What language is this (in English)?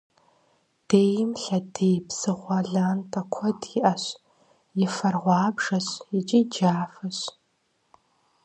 Kabardian